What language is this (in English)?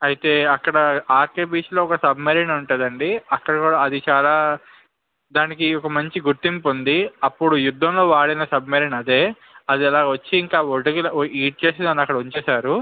Telugu